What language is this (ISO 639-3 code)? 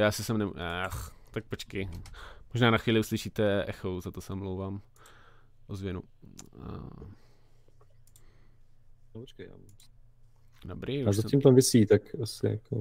ces